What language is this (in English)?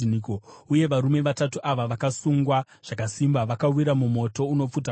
Shona